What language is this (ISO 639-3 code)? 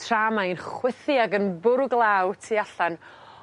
cym